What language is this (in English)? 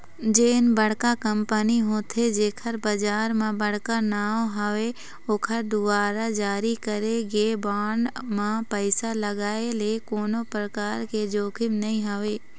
Chhattisgarhi